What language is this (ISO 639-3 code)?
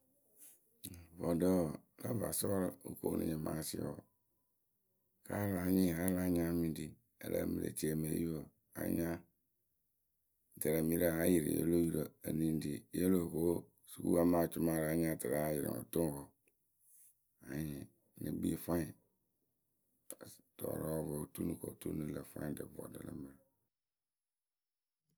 keu